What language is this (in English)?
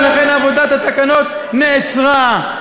Hebrew